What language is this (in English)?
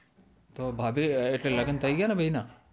Gujarati